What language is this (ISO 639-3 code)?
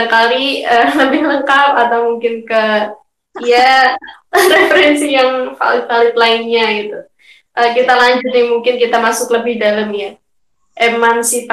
ind